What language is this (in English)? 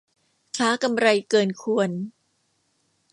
Thai